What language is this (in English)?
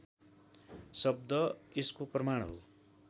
Nepali